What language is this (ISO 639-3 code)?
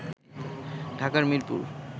ben